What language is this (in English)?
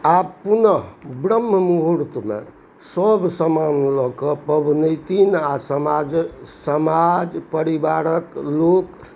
Maithili